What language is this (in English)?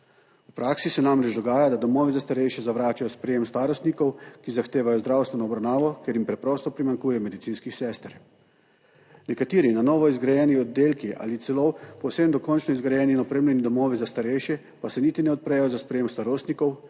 Slovenian